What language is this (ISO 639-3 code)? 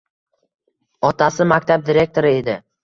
uzb